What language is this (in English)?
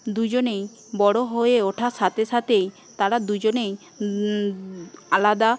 Bangla